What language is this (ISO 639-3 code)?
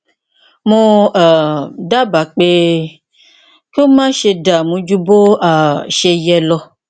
yor